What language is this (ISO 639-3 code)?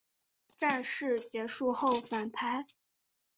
zho